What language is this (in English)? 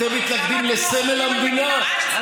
Hebrew